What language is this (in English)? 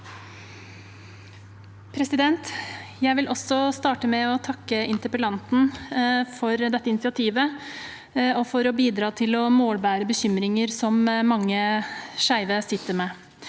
Norwegian